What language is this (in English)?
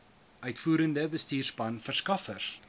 Afrikaans